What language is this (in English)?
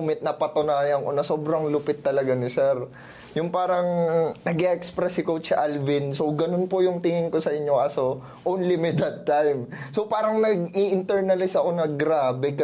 Filipino